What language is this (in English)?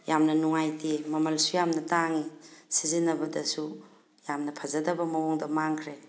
Manipuri